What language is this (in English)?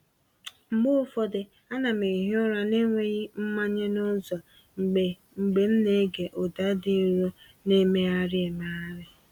Igbo